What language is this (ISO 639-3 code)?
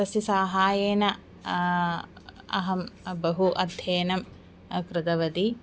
san